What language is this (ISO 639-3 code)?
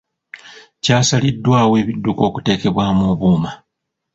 lug